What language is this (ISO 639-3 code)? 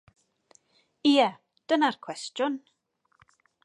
cym